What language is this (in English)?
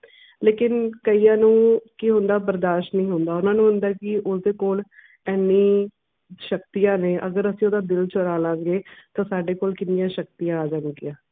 Punjabi